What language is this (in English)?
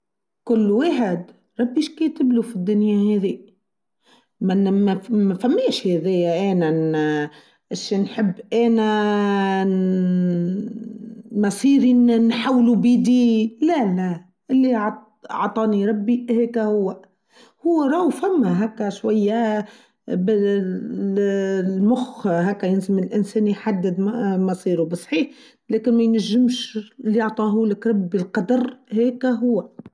Tunisian Arabic